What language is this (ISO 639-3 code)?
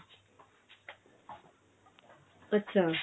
pan